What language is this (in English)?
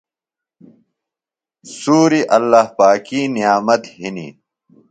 Phalura